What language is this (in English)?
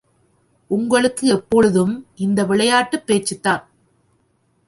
Tamil